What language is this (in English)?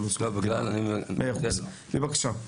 Hebrew